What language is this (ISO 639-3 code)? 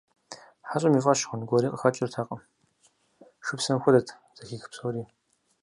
kbd